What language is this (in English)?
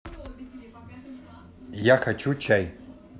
Russian